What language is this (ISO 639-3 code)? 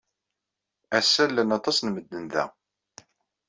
kab